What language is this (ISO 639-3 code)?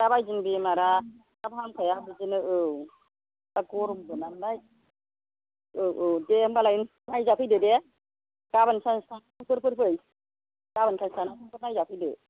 brx